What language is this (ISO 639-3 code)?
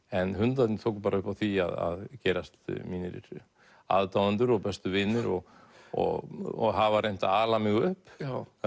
isl